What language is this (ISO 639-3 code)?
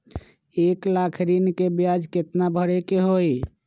mag